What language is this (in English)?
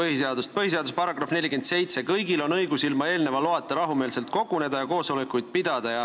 Estonian